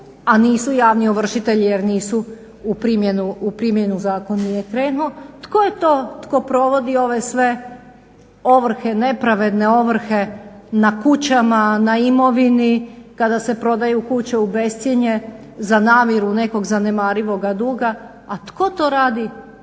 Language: Croatian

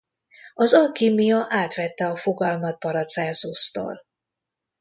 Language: Hungarian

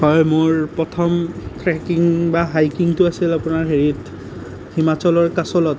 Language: Assamese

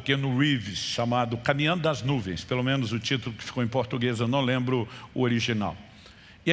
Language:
Portuguese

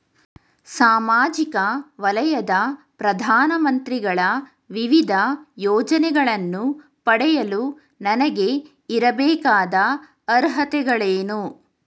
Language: Kannada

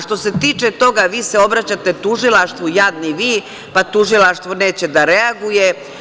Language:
Serbian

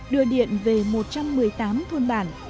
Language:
Vietnamese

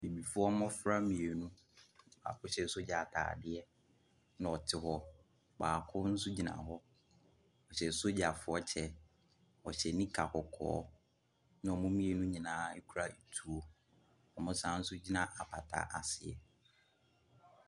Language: Akan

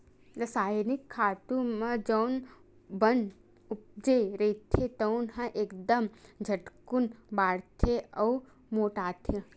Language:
Chhattisgarhi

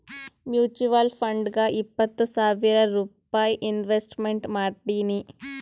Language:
Kannada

